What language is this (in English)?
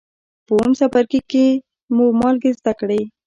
Pashto